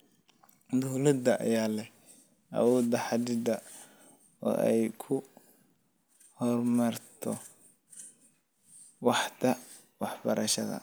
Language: Somali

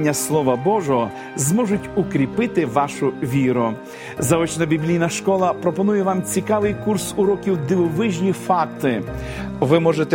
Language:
Ukrainian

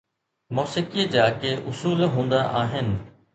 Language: Sindhi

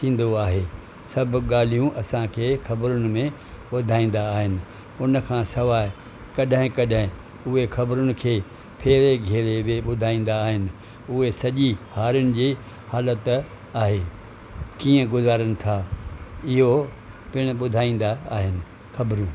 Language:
Sindhi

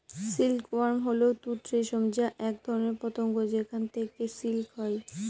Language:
Bangla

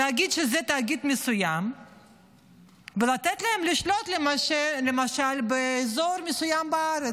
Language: Hebrew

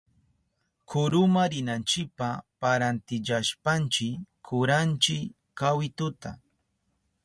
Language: Southern Pastaza Quechua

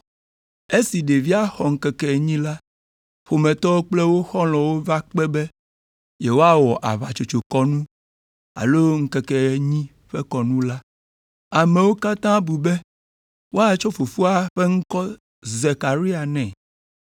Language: Ewe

